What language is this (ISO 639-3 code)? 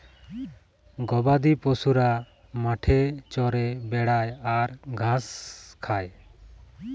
ben